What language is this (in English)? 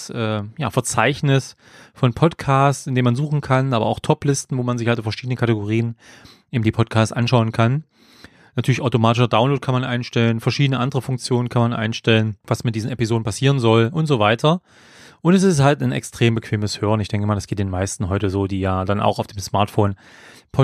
German